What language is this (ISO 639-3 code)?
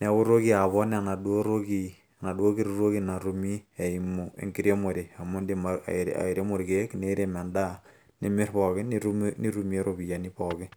mas